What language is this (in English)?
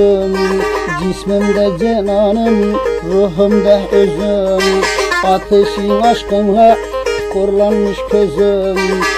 Turkish